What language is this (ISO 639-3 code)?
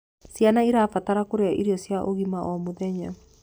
kik